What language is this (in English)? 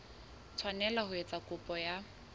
Southern Sotho